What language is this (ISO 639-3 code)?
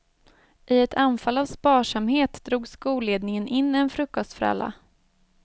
swe